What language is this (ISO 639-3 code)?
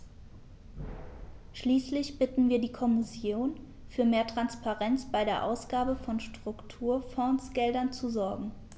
deu